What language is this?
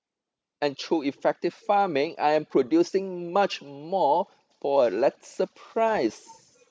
English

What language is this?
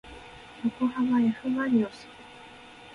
Japanese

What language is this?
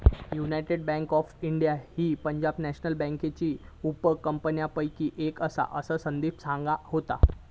Marathi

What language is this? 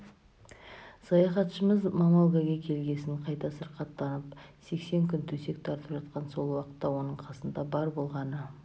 Kazakh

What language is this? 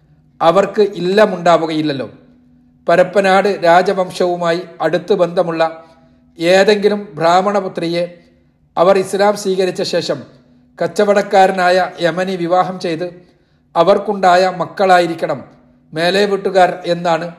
Malayalam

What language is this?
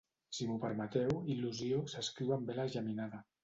Catalan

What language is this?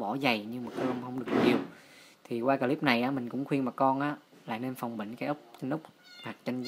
Vietnamese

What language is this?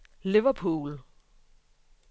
Danish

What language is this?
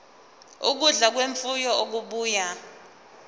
Zulu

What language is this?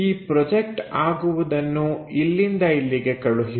Kannada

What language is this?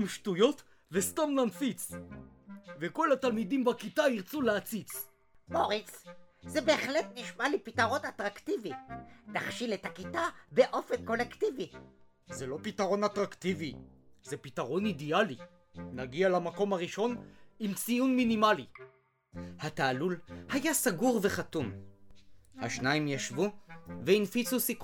Hebrew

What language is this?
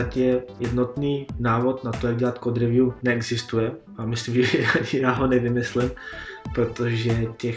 Czech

